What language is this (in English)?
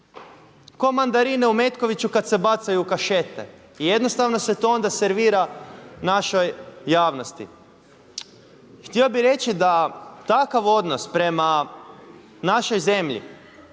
Croatian